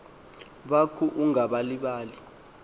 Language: Xhosa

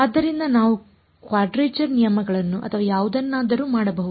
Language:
Kannada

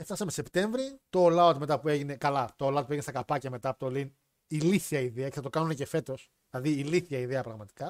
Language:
Greek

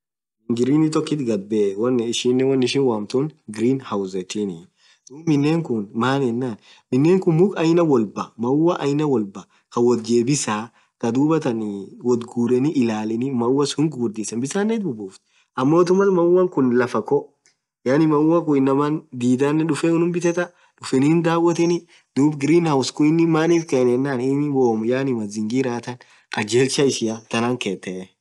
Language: Orma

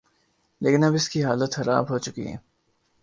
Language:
Urdu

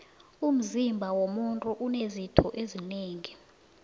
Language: South Ndebele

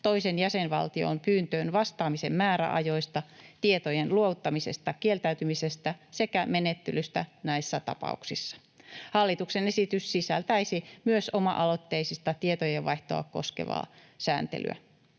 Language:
Finnish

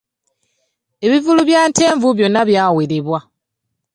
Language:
Ganda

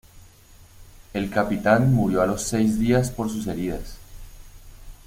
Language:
Spanish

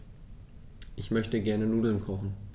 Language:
German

